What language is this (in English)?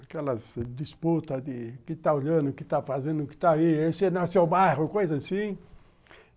Portuguese